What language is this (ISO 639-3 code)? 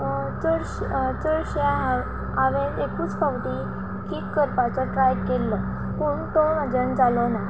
kok